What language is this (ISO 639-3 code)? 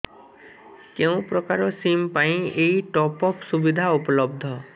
ori